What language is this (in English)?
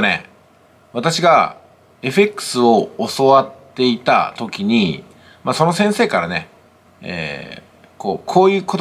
Japanese